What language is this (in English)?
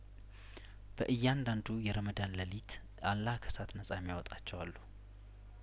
Amharic